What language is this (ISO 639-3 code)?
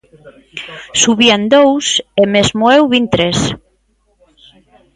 glg